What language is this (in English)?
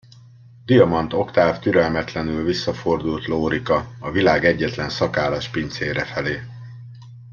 Hungarian